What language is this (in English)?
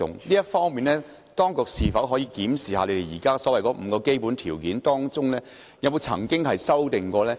Cantonese